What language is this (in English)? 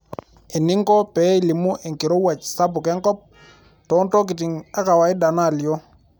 Masai